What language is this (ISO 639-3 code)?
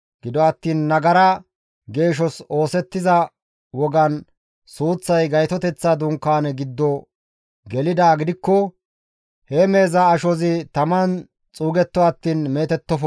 gmv